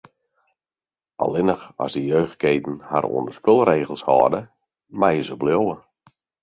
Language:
Western Frisian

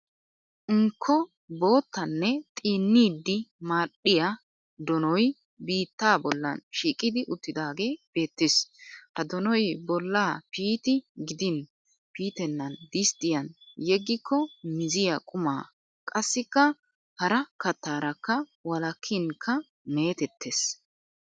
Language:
Wolaytta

